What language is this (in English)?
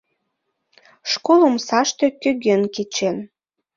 Mari